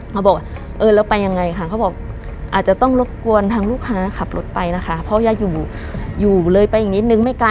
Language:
Thai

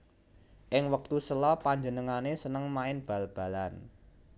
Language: Javanese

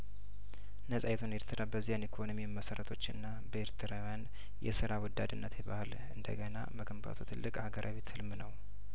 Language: Amharic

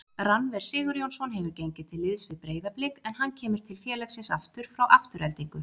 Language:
Icelandic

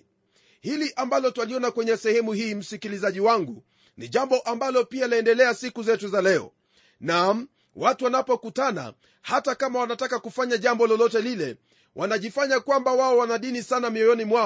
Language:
Swahili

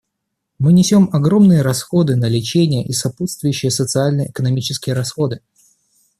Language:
Russian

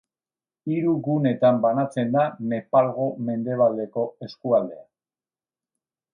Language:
Basque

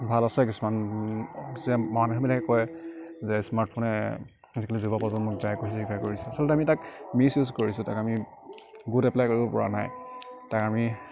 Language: Assamese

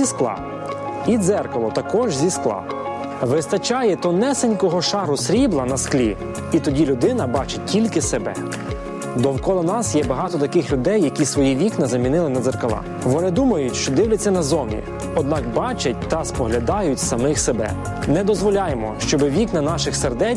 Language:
Ukrainian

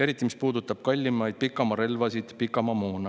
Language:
Estonian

